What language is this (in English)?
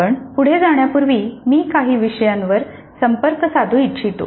Marathi